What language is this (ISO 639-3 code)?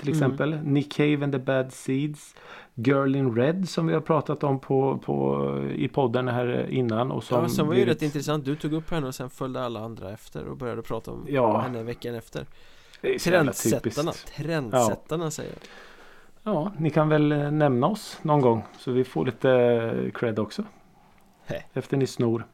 swe